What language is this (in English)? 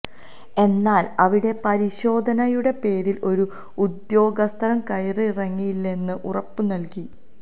Malayalam